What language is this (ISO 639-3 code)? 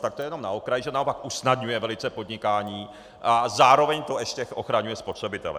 ces